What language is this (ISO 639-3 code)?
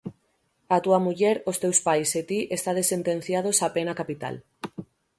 glg